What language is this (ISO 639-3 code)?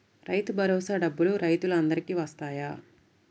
tel